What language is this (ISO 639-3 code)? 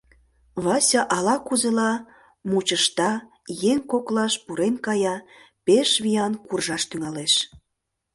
chm